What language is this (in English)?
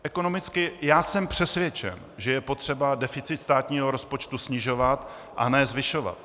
Czech